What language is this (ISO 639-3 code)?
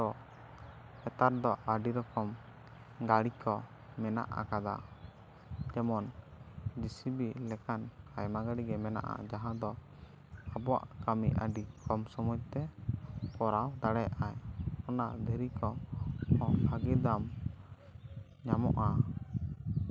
sat